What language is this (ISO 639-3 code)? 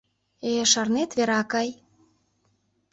chm